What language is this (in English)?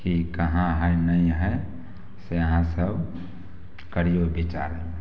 Maithili